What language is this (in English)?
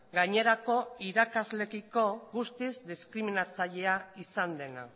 Basque